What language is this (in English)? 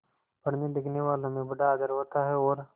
Hindi